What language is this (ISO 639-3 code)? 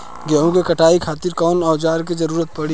bho